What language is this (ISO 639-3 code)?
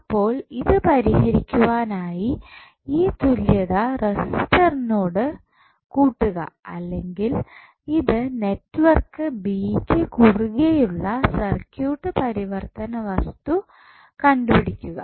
mal